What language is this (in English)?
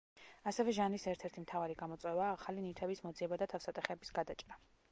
Georgian